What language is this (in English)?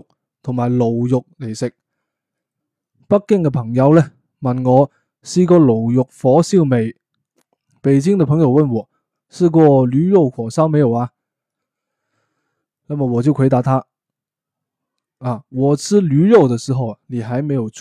Chinese